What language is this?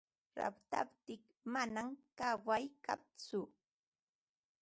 Ambo-Pasco Quechua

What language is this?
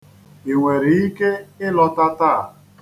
Igbo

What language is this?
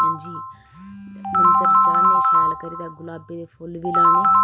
Dogri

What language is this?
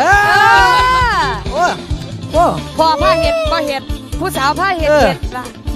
Thai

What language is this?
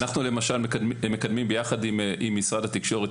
Hebrew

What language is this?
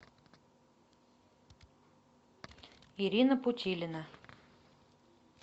Russian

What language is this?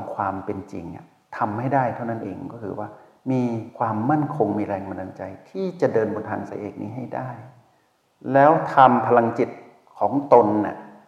Thai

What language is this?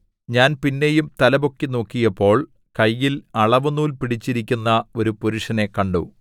Malayalam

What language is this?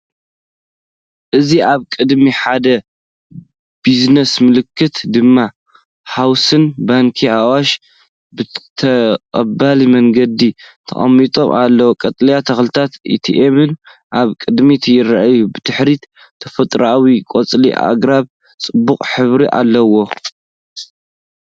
Tigrinya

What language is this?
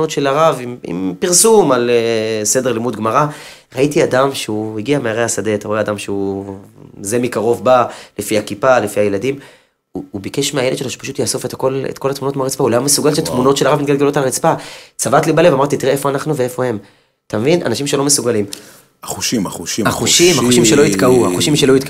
Hebrew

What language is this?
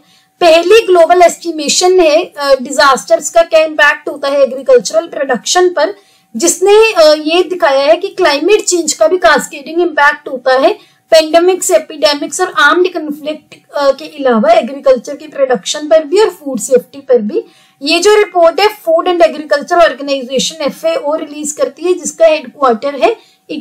Hindi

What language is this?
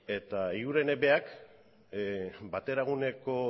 Basque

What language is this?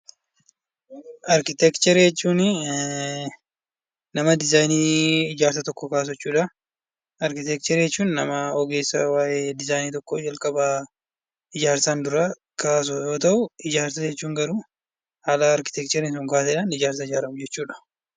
Oromo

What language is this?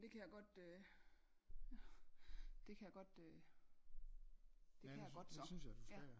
Danish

